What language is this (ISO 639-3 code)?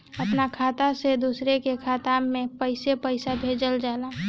bho